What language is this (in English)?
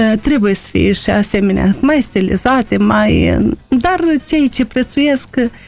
Romanian